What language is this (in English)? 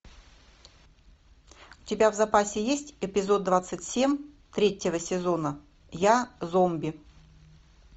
Russian